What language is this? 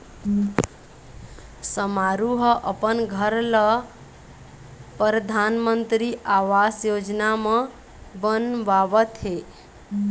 Chhattisgarhi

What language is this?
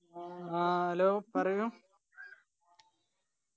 Malayalam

